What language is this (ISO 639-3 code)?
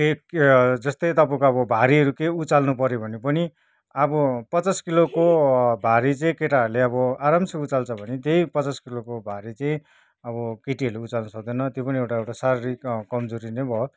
nep